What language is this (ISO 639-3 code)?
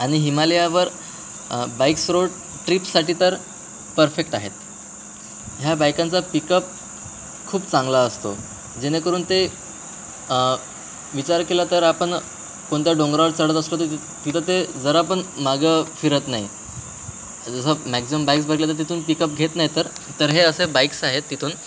mar